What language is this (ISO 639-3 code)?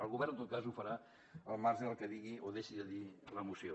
cat